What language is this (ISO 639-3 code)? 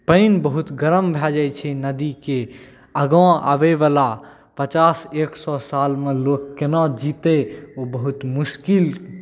mai